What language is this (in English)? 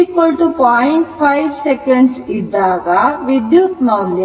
Kannada